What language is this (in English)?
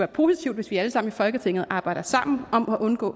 Danish